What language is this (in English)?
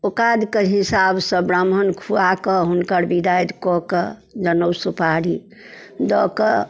Maithili